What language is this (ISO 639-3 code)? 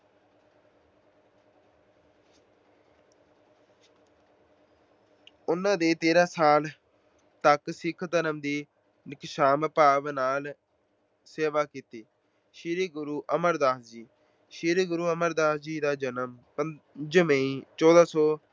pan